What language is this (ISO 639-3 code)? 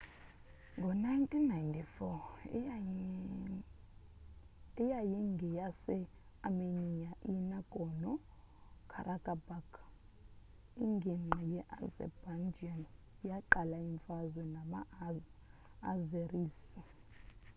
xho